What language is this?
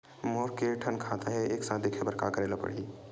Chhattisgarhi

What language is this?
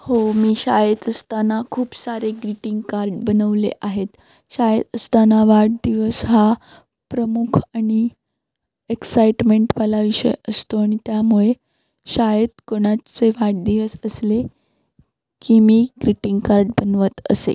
Marathi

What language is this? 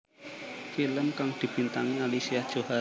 Javanese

